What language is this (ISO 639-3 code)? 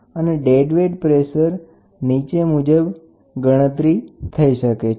guj